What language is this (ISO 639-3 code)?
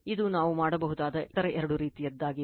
kan